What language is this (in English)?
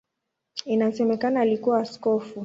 Swahili